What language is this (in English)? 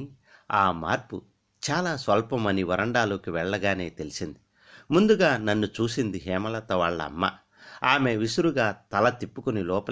Telugu